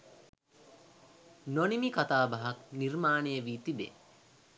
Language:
Sinhala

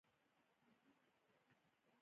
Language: Pashto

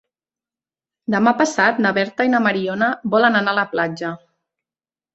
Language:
Catalan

